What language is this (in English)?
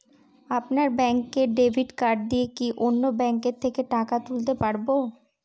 Bangla